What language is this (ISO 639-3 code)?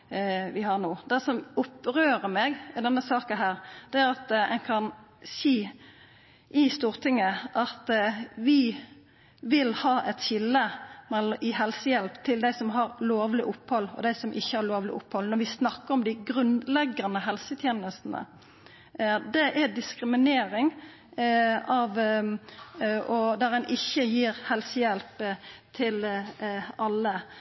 nno